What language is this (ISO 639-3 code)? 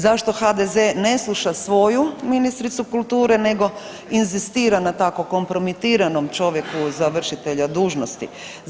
hrv